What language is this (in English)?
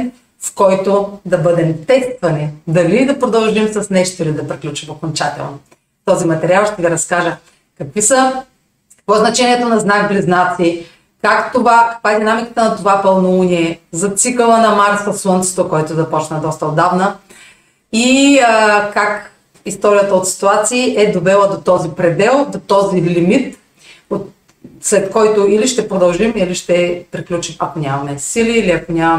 Bulgarian